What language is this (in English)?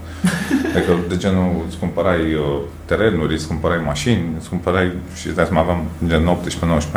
Romanian